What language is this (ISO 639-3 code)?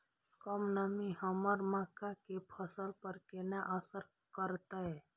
mai